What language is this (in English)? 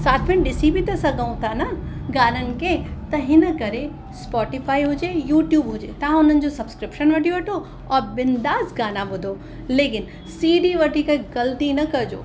Sindhi